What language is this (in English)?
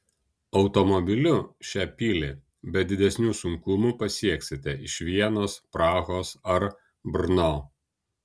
Lithuanian